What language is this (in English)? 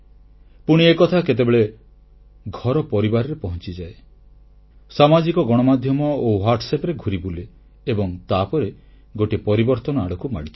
Odia